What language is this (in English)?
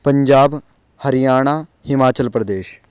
Sanskrit